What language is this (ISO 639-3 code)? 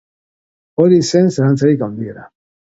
eus